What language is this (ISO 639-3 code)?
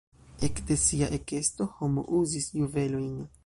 epo